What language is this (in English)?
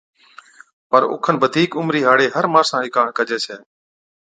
Od